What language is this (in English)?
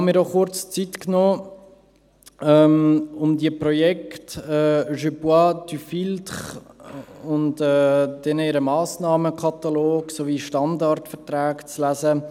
Swiss German